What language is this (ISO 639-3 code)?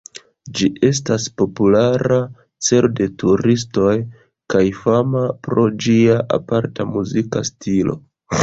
epo